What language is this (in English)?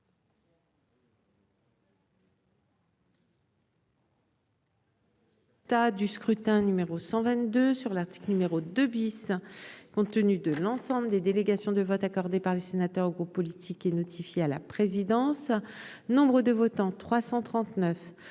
French